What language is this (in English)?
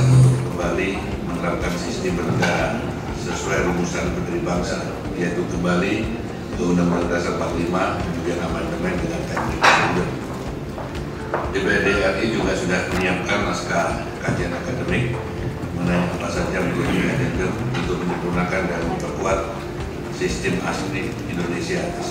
Indonesian